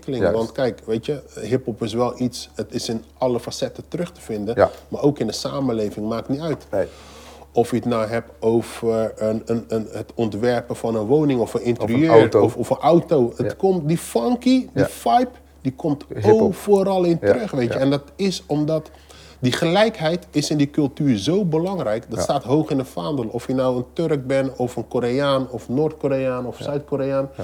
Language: Dutch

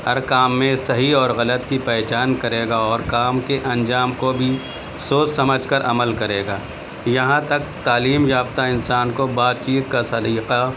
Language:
Urdu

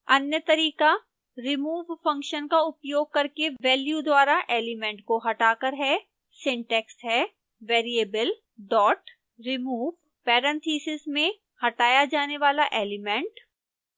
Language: Hindi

